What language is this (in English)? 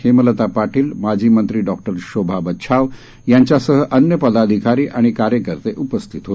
Marathi